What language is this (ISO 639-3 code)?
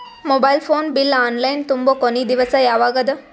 kan